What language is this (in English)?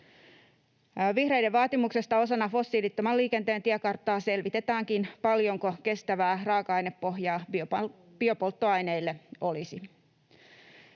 Finnish